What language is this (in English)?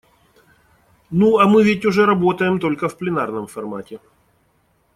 Russian